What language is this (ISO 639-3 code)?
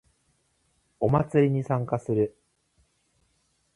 jpn